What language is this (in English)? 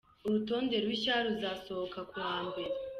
Kinyarwanda